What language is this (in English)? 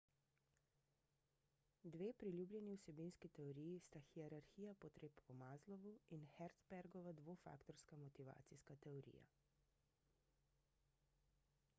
Slovenian